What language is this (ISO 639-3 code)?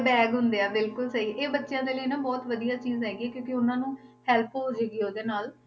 pan